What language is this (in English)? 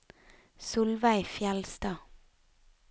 Norwegian